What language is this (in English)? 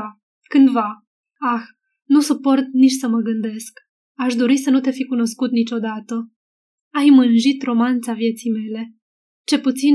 Romanian